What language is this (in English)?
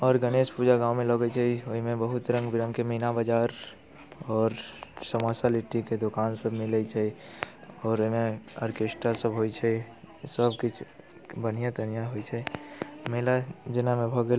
Maithili